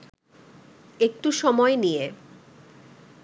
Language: Bangla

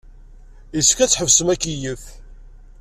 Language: Kabyle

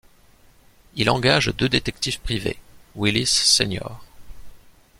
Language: French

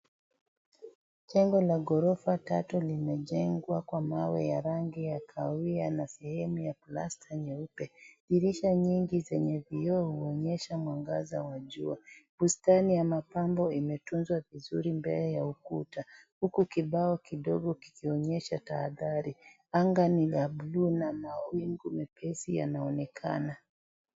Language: Swahili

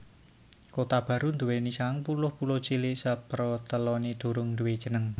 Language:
Javanese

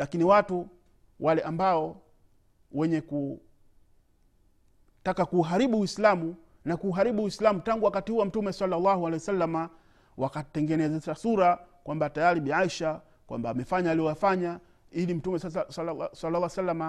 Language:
Swahili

